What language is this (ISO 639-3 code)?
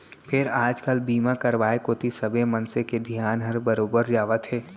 hne